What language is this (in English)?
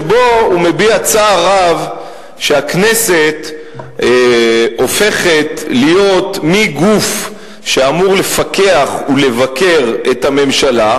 Hebrew